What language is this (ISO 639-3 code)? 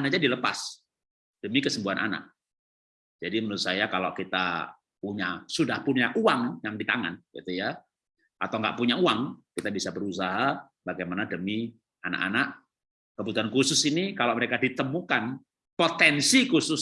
ind